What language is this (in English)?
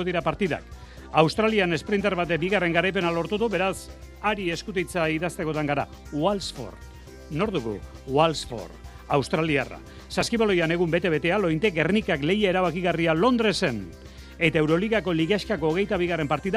Spanish